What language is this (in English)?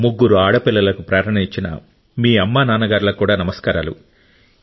Telugu